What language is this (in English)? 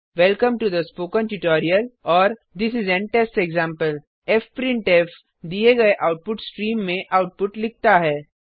Hindi